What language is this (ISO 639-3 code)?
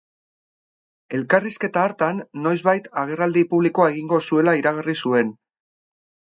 eus